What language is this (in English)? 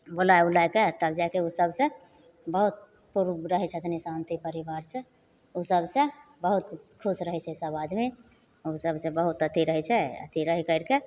Maithili